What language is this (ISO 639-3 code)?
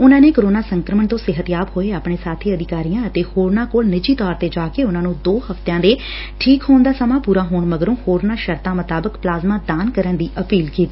pan